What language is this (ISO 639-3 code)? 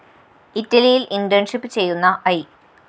mal